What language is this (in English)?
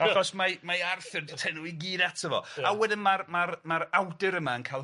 Welsh